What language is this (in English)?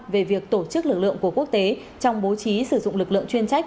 Vietnamese